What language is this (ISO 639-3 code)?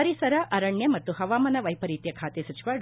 kan